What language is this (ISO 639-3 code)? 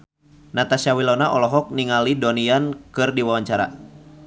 sun